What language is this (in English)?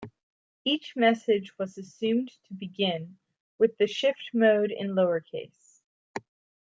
English